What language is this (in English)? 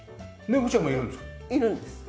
Japanese